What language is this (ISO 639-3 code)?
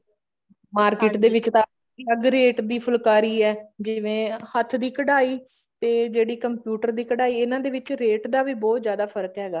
pan